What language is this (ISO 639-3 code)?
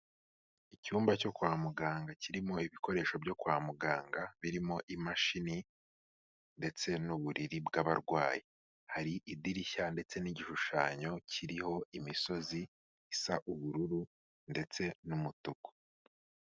kin